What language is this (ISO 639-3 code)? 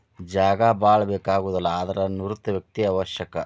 kan